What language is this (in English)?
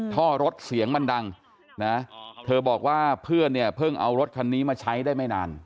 Thai